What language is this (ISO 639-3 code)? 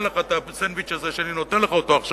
heb